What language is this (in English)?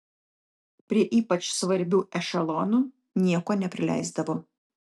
Lithuanian